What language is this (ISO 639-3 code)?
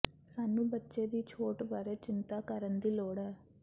pan